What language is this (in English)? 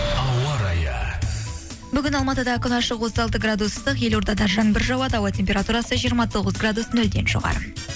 Kazakh